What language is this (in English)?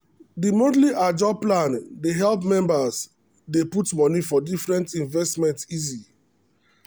Nigerian Pidgin